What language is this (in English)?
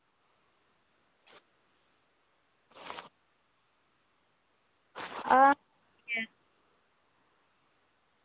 Dogri